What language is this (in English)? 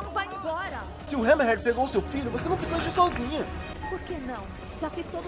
Portuguese